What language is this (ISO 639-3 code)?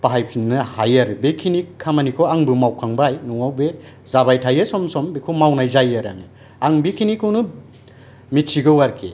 brx